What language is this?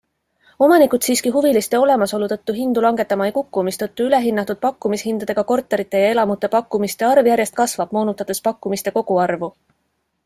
Estonian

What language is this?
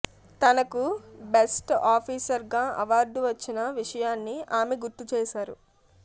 Telugu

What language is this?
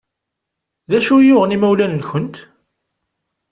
Kabyle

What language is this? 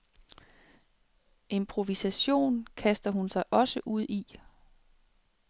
Danish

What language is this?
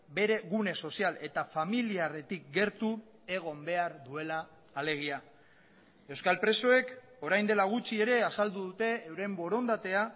Basque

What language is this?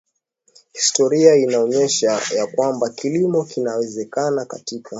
Swahili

